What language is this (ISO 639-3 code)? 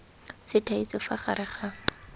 tsn